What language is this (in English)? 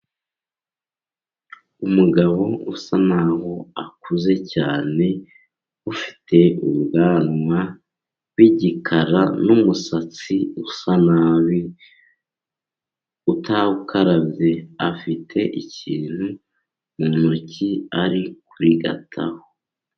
Kinyarwanda